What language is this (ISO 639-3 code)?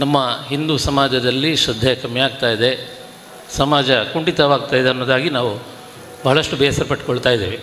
kan